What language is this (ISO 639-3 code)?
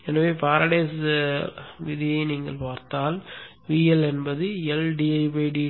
tam